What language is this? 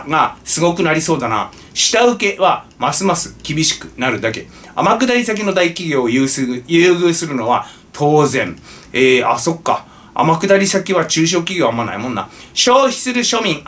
Japanese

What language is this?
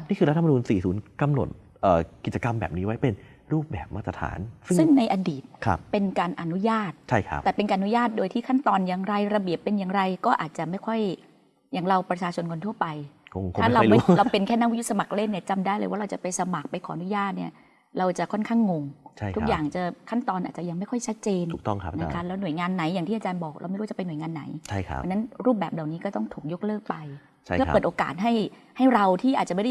Thai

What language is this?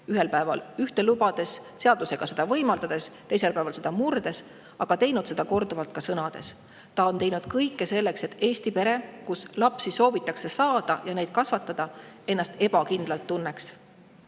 Estonian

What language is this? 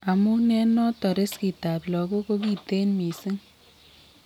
Kalenjin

